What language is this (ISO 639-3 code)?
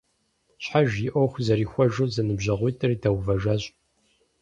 kbd